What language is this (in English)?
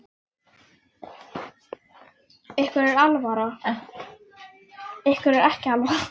Icelandic